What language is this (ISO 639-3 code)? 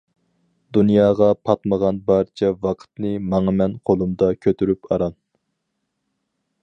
uig